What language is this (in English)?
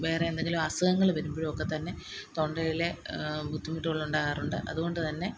Malayalam